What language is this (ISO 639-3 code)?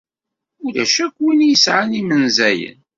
kab